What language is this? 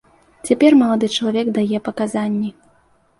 Belarusian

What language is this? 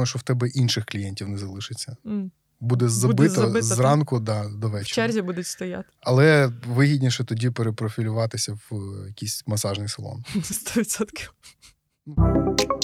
Ukrainian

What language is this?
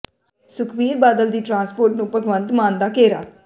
Punjabi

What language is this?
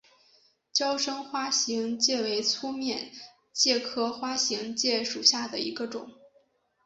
Chinese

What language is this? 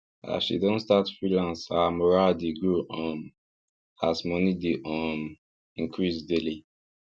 Nigerian Pidgin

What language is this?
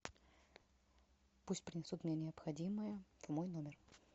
Russian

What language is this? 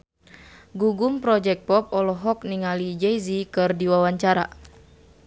Sundanese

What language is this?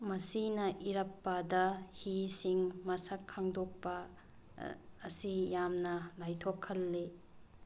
Manipuri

